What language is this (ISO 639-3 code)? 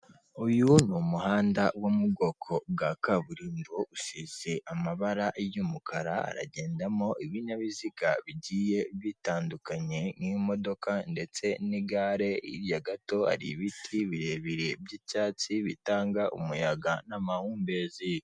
kin